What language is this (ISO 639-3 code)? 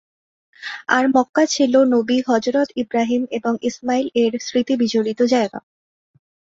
ben